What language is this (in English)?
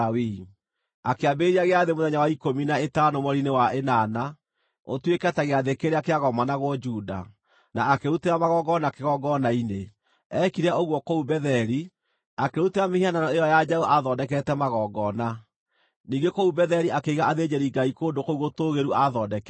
Kikuyu